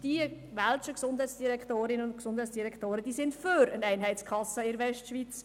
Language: Swiss German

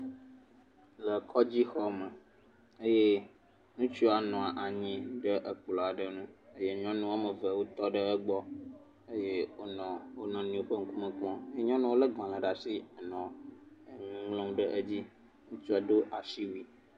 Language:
Ewe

